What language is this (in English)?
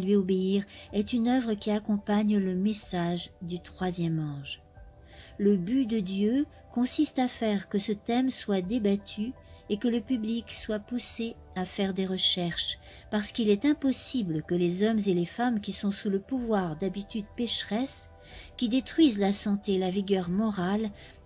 French